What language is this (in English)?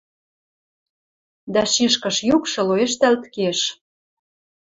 Western Mari